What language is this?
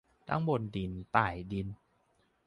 Thai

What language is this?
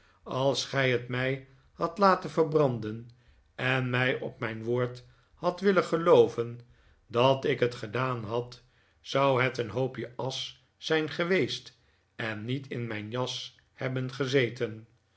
Dutch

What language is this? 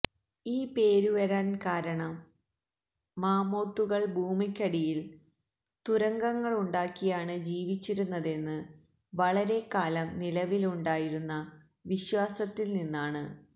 Malayalam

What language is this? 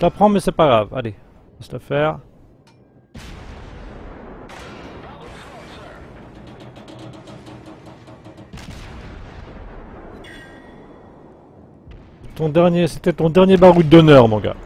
French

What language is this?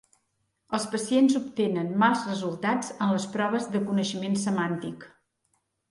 Catalan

